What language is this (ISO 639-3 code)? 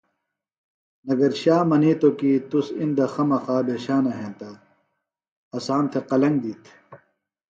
phl